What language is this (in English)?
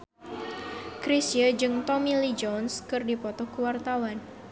Sundanese